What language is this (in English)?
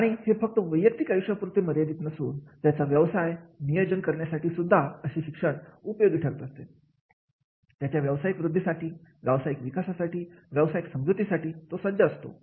Marathi